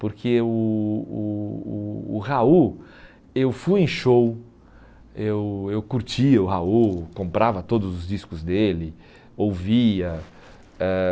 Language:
Portuguese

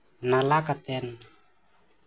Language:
Santali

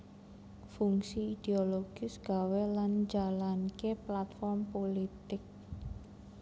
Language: Javanese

